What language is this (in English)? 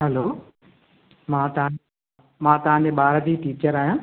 Sindhi